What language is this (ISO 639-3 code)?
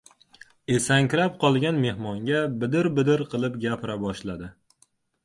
uzb